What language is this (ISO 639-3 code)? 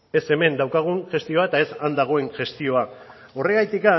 eus